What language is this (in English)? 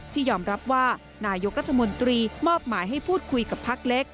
Thai